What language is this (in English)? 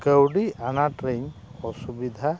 Santali